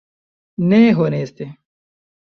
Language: Esperanto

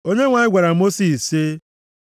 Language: Igbo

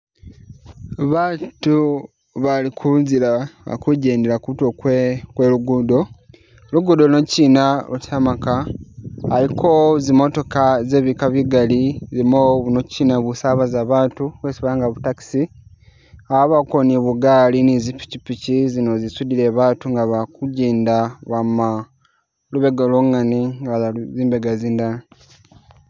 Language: Masaaba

